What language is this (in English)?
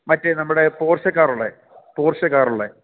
Malayalam